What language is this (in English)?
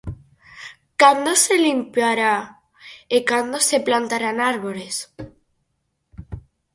Galician